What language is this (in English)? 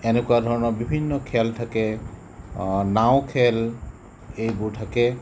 Assamese